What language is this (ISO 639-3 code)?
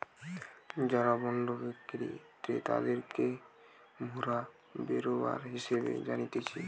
ben